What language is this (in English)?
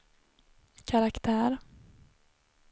Swedish